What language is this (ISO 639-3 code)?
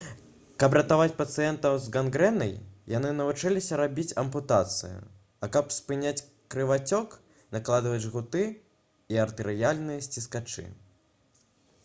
bel